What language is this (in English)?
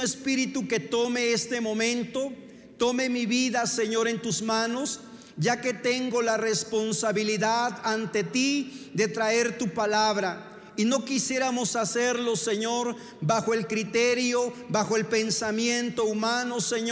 Spanish